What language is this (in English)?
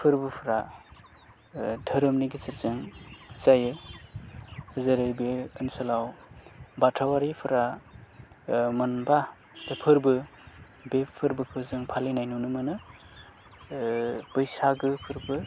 Bodo